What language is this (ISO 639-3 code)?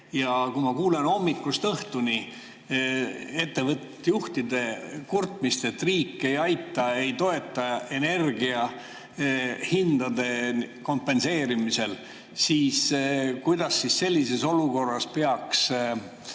est